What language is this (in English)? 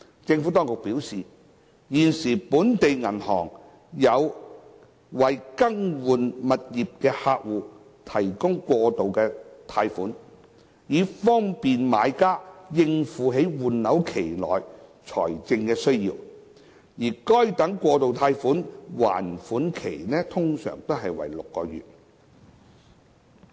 Cantonese